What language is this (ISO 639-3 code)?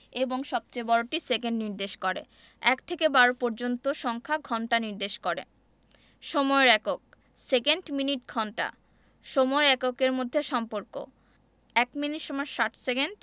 ben